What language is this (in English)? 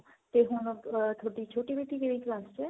Punjabi